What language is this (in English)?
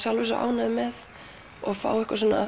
Icelandic